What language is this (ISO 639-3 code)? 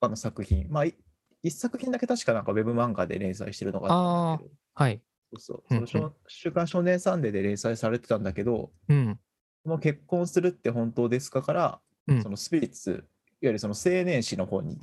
jpn